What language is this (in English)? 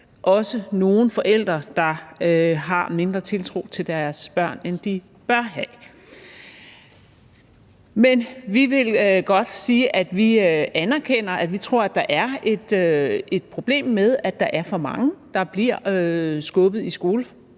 Danish